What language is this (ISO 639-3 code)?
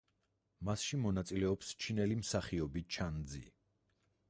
kat